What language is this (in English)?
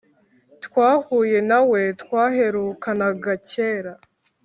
Kinyarwanda